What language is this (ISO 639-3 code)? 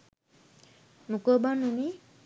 sin